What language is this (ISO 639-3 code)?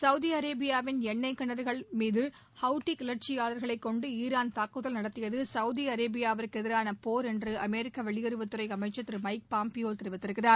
tam